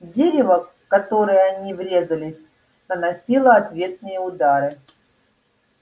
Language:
Russian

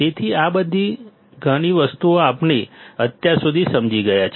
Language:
Gujarati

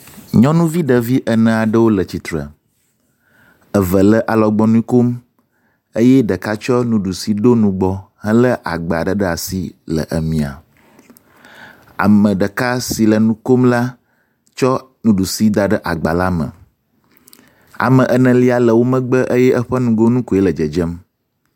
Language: Ewe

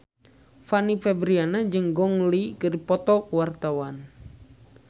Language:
Sundanese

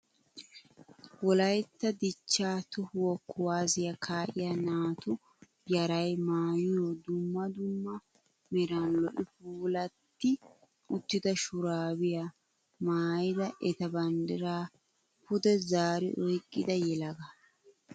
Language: Wolaytta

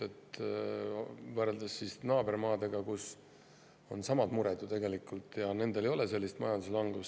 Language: Estonian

